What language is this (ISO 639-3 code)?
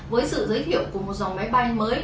vie